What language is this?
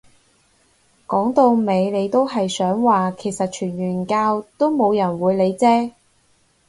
Cantonese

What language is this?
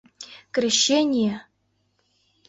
Mari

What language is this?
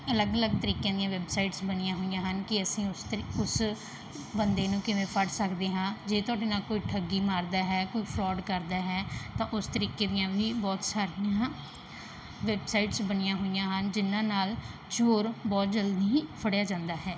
Punjabi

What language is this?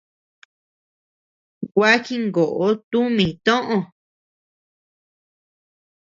Tepeuxila Cuicatec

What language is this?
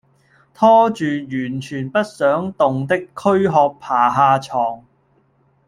Cantonese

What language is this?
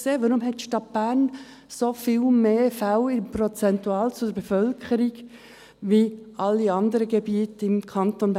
Swiss German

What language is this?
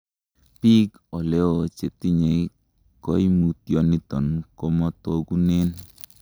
Kalenjin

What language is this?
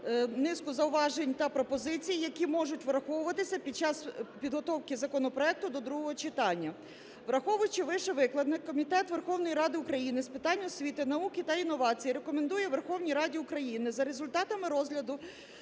Ukrainian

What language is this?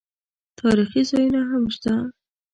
Pashto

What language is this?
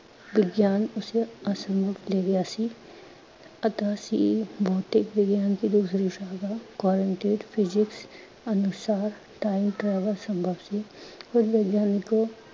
Punjabi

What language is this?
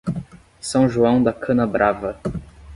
Portuguese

